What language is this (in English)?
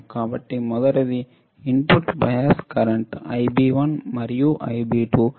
Telugu